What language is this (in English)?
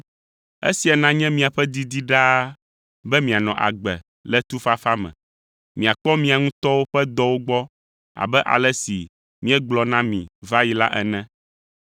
Ewe